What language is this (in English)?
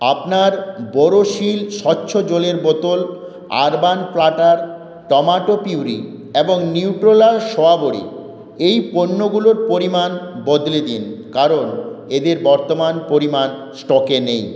Bangla